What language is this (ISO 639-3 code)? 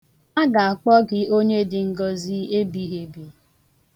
ibo